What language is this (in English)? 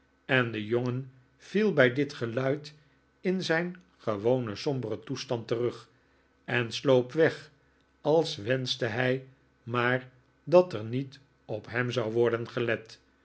Dutch